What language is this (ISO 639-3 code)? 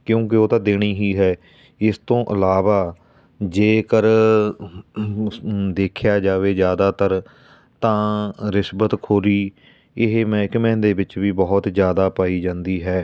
pan